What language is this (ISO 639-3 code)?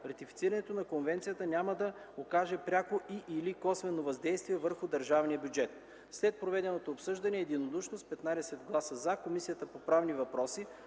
bul